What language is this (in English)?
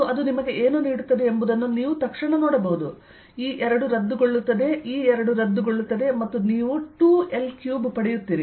Kannada